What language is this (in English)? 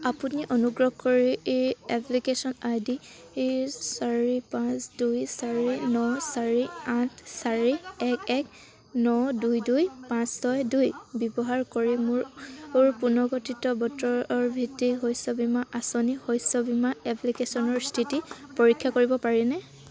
Assamese